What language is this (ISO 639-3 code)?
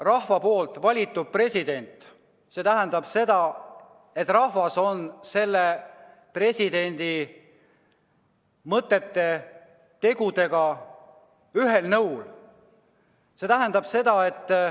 est